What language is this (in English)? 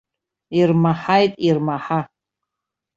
Abkhazian